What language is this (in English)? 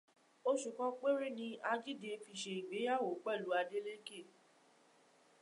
Yoruba